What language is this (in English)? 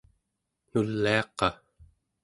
Central Yupik